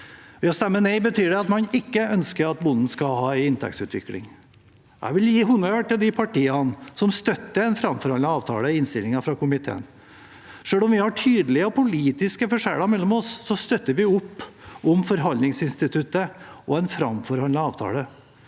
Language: Norwegian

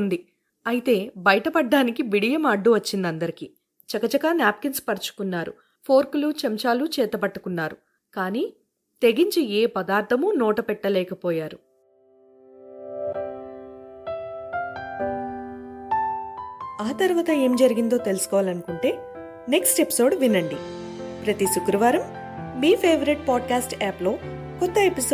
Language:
Telugu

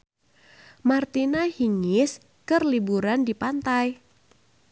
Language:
Sundanese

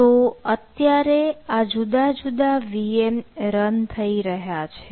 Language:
Gujarati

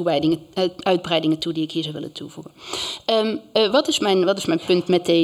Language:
Dutch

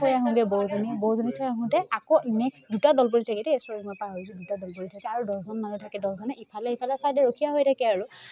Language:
Assamese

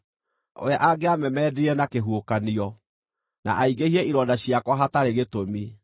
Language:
Kikuyu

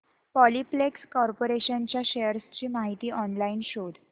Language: Marathi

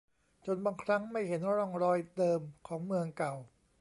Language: Thai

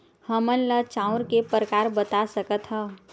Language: Chhattisgarhi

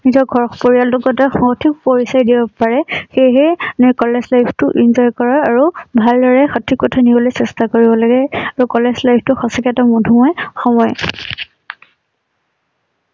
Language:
Assamese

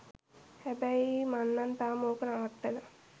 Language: Sinhala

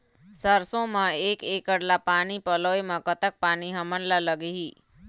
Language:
Chhattisgarhi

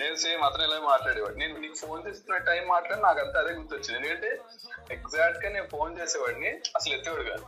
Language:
Telugu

